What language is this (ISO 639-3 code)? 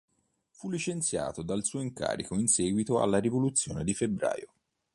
ita